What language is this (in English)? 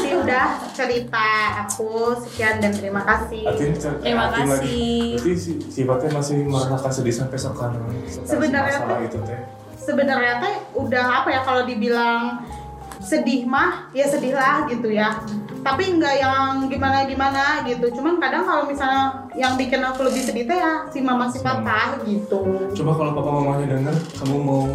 Indonesian